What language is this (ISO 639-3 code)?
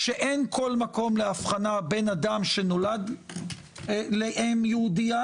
heb